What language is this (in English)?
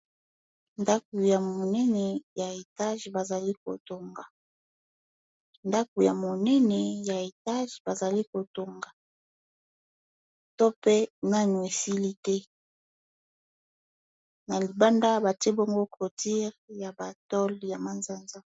Lingala